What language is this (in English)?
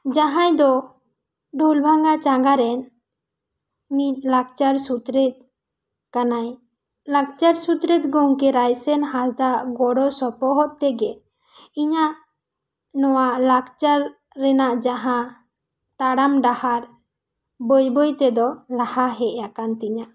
Santali